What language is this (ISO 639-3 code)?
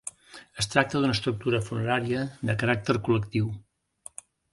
cat